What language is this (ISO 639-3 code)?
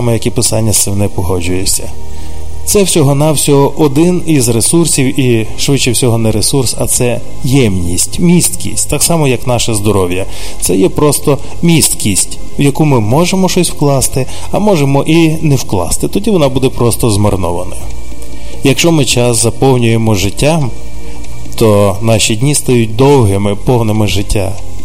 ukr